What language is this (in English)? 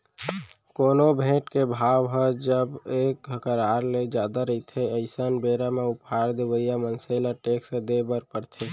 Chhattisgarhi